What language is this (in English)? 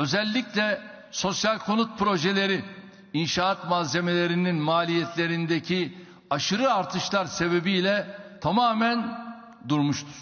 Turkish